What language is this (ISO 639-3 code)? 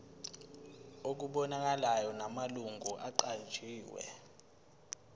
zul